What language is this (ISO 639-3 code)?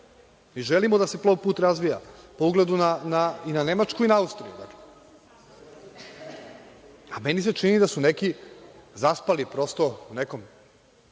srp